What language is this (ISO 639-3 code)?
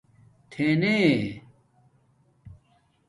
dmk